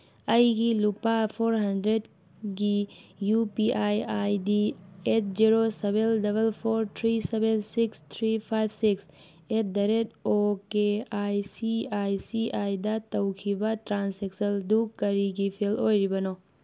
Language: Manipuri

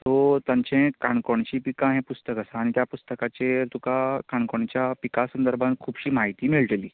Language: Konkani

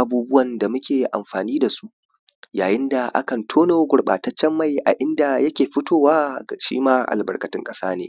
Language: Hausa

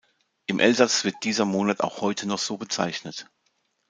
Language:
German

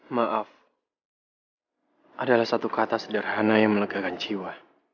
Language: Indonesian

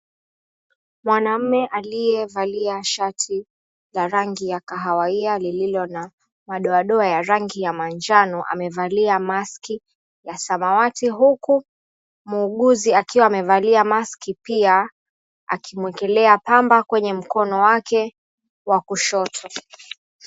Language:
Swahili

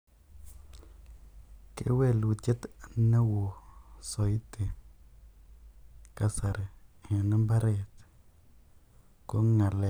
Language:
Kalenjin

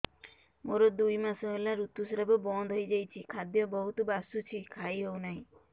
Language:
Odia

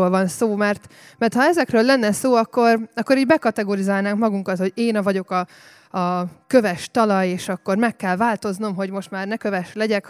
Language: Hungarian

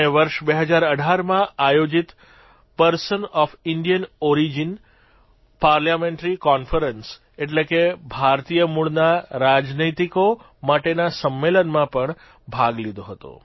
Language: Gujarati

